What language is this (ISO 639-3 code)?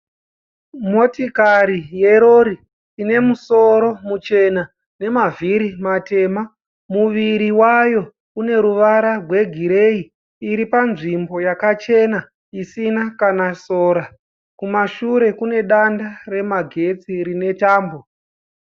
sna